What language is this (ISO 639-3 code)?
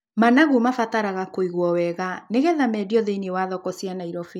kik